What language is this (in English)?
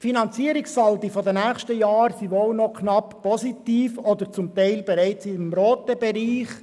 Swiss German